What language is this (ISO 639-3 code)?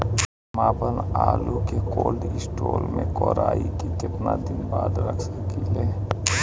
bho